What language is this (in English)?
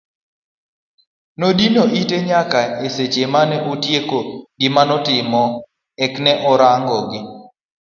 Luo (Kenya and Tanzania)